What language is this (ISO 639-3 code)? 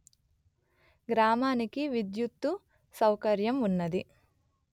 tel